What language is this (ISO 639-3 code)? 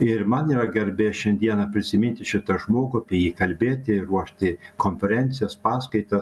lit